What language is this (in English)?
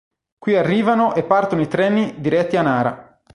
Italian